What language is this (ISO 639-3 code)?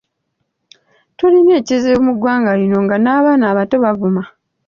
lug